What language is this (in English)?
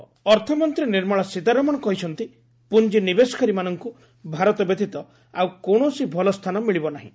Odia